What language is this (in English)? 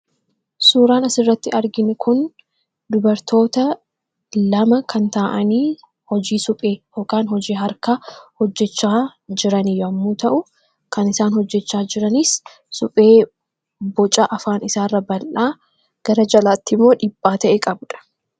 Oromo